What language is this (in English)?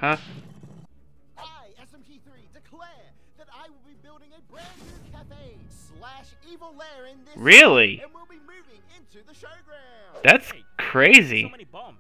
English